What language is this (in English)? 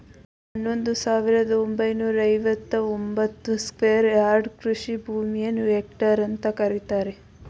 Kannada